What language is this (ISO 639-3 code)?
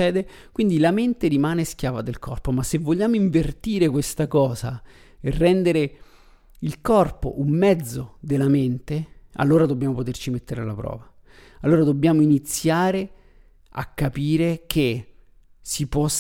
ita